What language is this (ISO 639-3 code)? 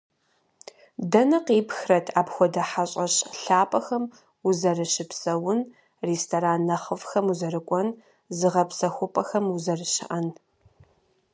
kbd